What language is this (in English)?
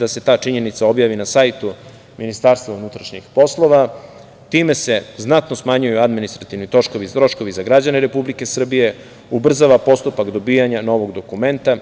Serbian